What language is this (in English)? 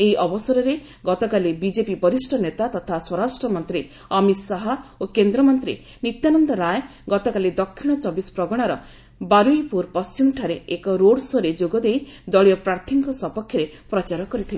Odia